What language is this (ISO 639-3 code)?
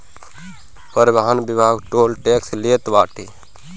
bho